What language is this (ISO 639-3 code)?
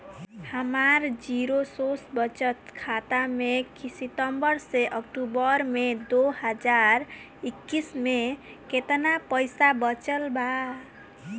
bho